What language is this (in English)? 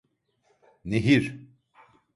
Turkish